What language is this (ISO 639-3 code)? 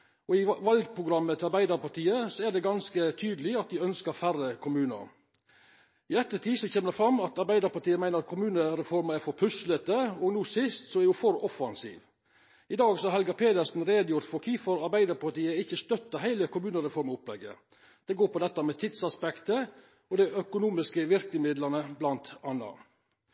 nno